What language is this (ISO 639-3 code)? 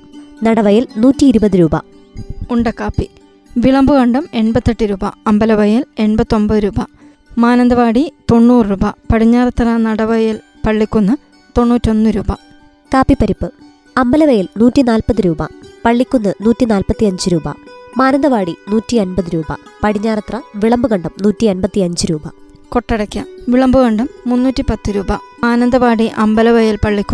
mal